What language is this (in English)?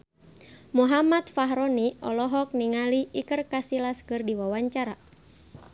Sundanese